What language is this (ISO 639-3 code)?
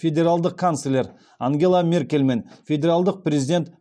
kaz